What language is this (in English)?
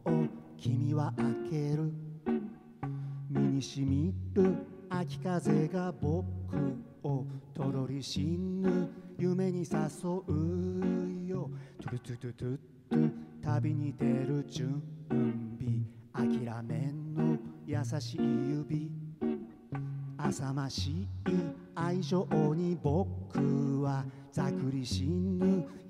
Japanese